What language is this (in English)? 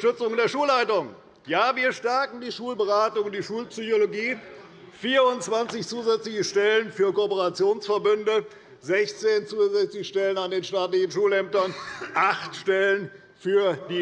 German